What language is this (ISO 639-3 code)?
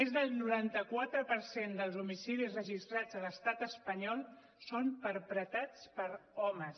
cat